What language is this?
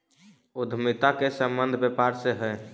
Magahi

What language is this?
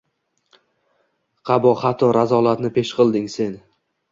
Uzbek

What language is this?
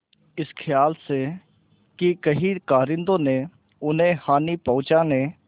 Hindi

